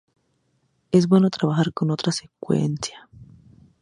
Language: Spanish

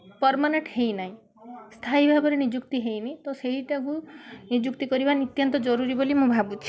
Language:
Odia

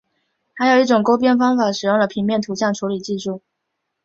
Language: Chinese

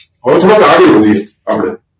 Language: Gujarati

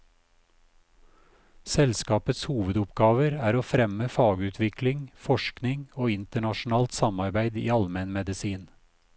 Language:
Norwegian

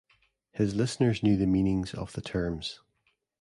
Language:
English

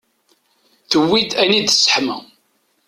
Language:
Kabyle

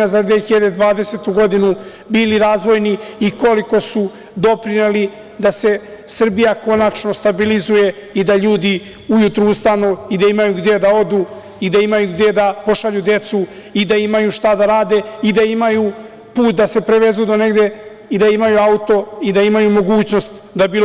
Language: Serbian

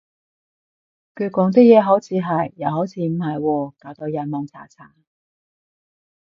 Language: Cantonese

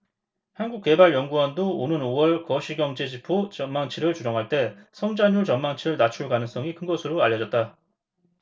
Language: Korean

